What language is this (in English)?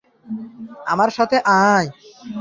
Bangla